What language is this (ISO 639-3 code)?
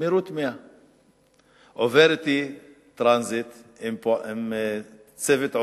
heb